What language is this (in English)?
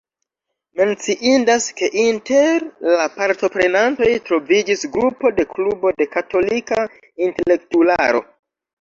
Esperanto